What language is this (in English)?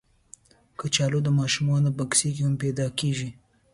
Pashto